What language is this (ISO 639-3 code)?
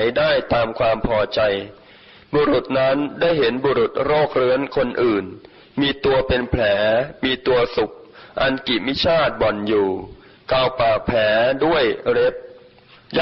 tha